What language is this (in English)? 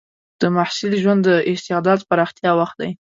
Pashto